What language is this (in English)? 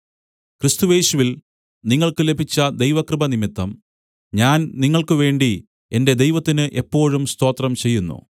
Malayalam